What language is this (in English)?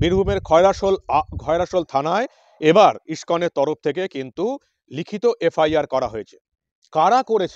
Arabic